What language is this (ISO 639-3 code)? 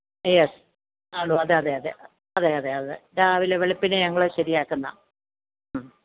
mal